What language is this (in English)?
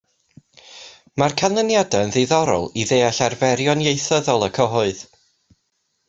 Welsh